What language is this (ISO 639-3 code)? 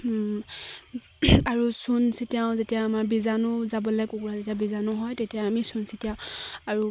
asm